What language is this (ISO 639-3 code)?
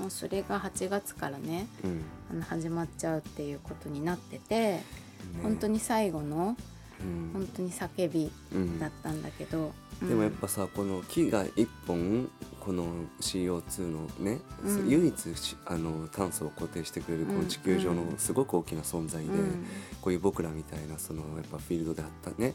jpn